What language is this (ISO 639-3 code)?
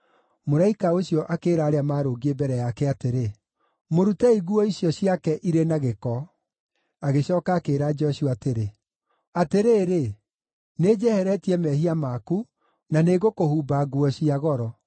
kik